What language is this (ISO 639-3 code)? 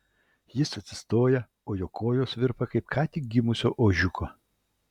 lit